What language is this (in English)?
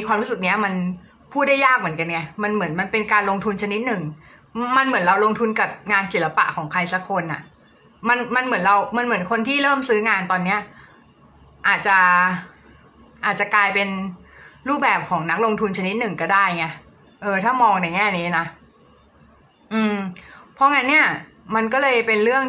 Thai